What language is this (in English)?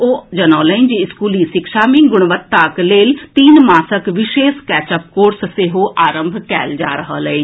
Maithili